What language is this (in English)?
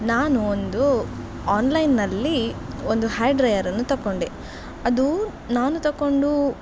Kannada